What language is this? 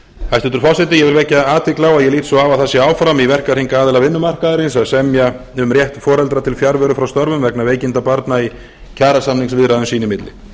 Icelandic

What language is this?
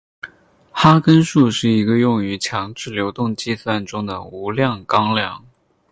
Chinese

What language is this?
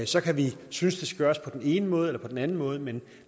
Danish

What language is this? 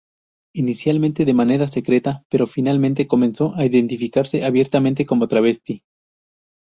Spanish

